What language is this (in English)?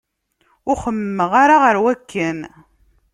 Kabyle